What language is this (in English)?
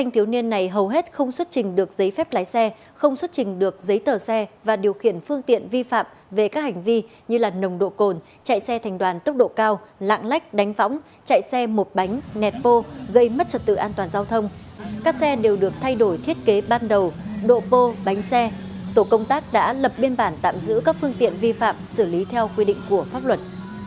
Vietnamese